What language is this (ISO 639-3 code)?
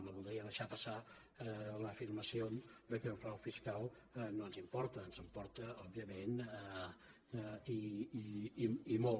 cat